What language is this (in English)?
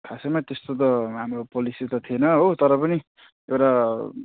Nepali